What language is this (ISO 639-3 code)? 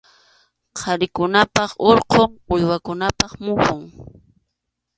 qxu